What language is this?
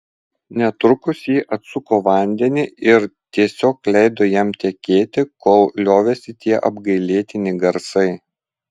Lithuanian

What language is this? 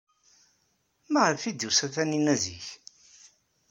Kabyle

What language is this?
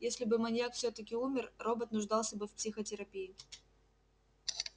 Russian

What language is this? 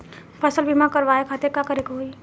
Bhojpuri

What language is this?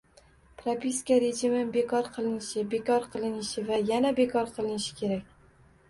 Uzbek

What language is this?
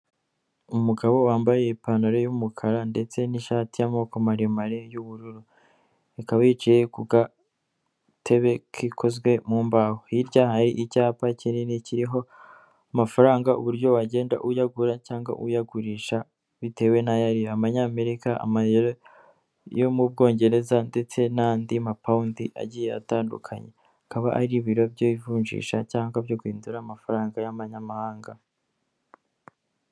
Kinyarwanda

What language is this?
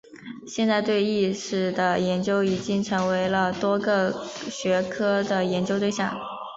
Chinese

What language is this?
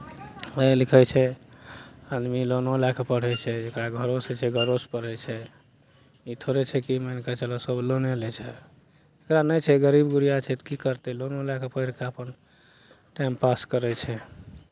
Maithili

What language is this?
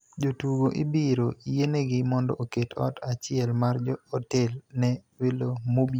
Luo (Kenya and Tanzania)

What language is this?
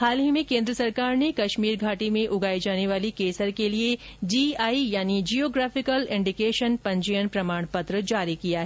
Hindi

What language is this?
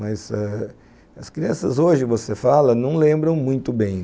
Portuguese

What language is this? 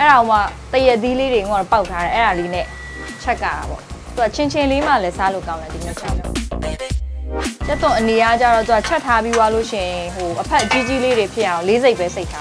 Thai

